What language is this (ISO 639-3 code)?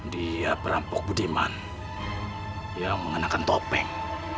ind